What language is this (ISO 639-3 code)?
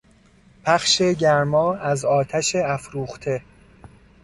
fas